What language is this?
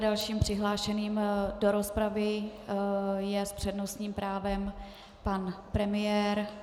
Czech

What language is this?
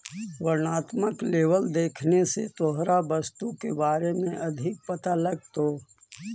Magahi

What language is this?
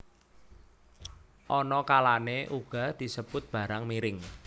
Javanese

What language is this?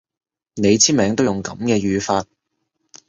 Cantonese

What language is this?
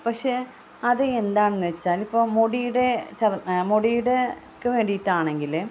Malayalam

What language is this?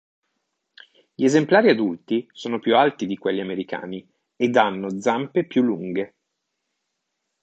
Italian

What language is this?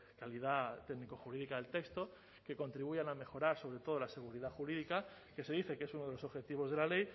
Spanish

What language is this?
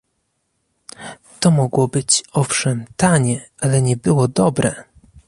Polish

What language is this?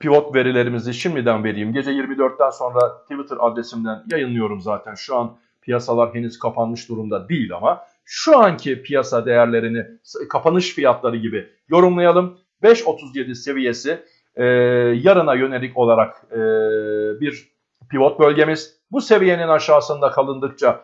Turkish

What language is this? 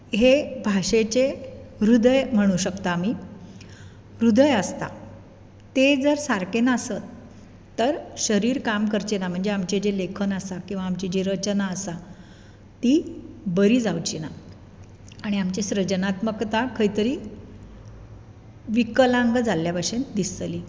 Konkani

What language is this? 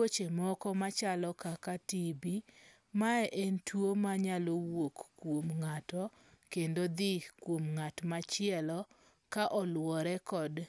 Luo (Kenya and Tanzania)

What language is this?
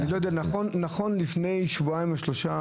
Hebrew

